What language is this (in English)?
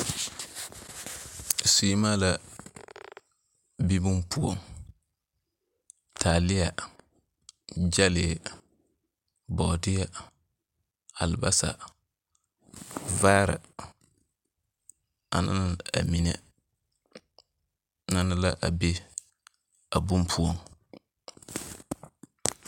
Southern Dagaare